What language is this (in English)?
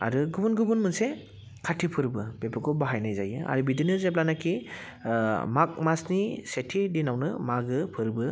Bodo